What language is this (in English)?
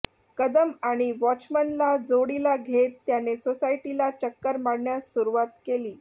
Marathi